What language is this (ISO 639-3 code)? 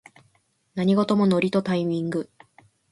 jpn